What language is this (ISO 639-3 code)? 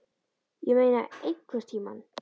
isl